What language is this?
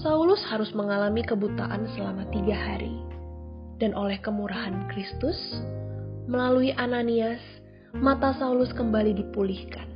Indonesian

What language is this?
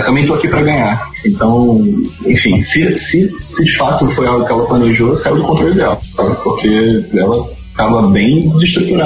Portuguese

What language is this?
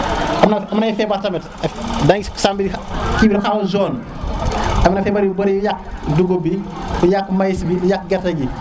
Serer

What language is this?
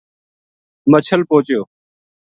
Gujari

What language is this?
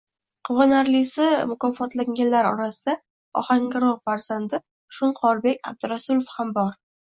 Uzbek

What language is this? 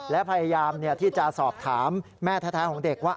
Thai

